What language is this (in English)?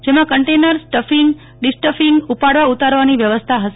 Gujarati